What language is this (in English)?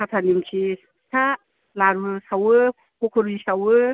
Bodo